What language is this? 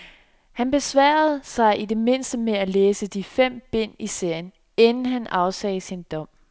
Danish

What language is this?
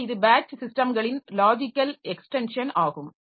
Tamil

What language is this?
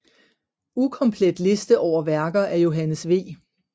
Danish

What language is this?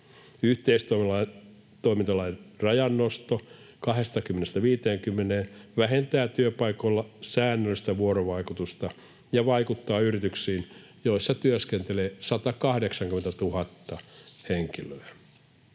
Finnish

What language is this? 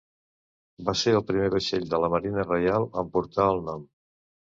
Catalan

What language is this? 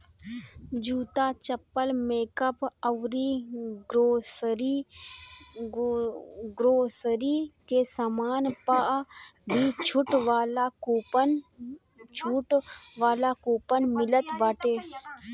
Bhojpuri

